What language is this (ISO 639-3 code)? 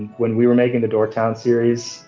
eng